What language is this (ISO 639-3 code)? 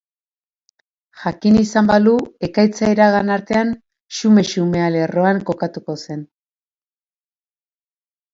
eus